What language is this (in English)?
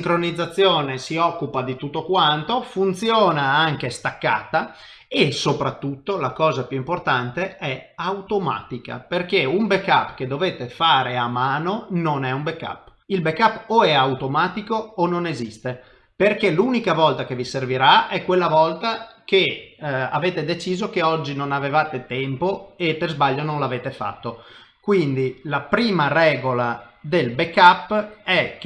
Italian